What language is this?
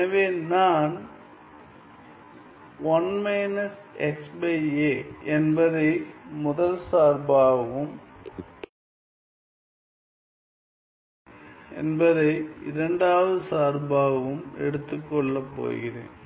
Tamil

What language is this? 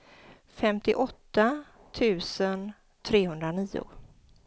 Swedish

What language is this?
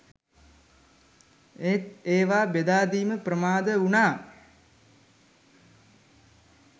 Sinhala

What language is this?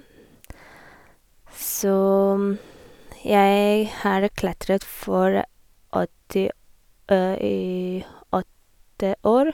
Norwegian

